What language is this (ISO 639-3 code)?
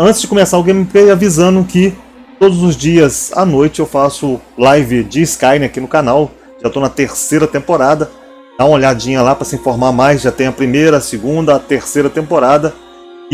por